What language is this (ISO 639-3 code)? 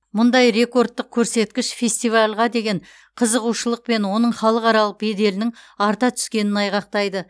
kaz